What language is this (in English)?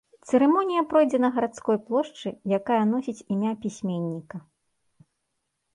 Belarusian